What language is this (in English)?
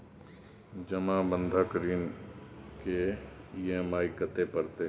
Maithili